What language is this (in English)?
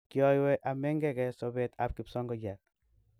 Kalenjin